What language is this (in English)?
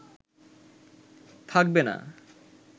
Bangla